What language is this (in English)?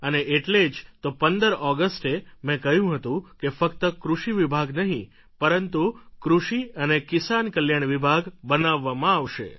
Gujarati